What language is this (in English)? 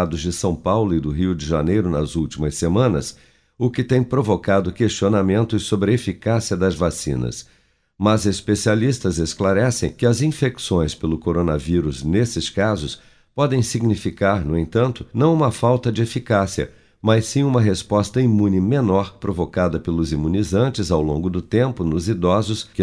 Portuguese